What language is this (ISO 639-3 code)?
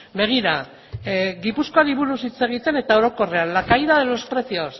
eus